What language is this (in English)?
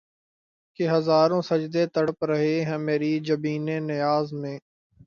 Urdu